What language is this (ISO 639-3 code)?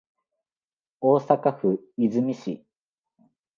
jpn